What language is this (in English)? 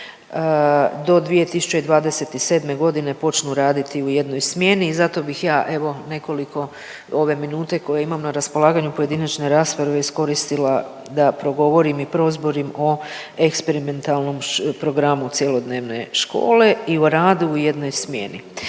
Croatian